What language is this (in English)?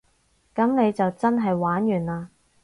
Cantonese